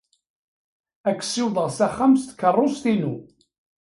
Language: Kabyle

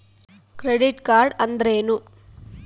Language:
Kannada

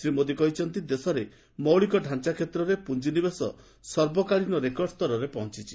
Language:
Odia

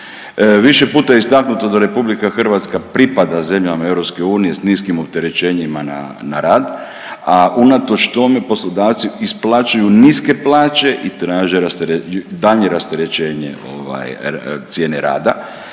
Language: Croatian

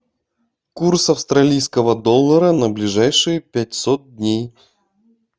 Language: Russian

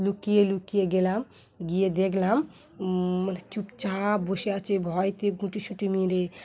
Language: Bangla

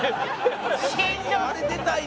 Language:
Japanese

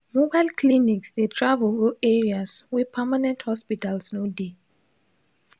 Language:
Nigerian Pidgin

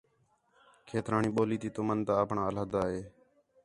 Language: Khetrani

